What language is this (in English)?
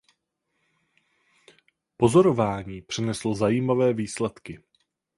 Czech